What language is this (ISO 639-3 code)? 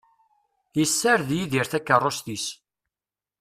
kab